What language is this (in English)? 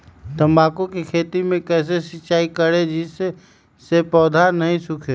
Magahi